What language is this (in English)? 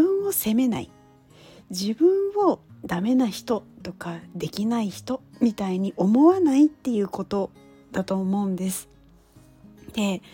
Japanese